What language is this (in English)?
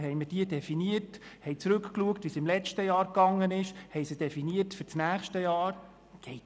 Swiss German